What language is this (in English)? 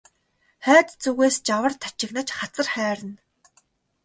Mongolian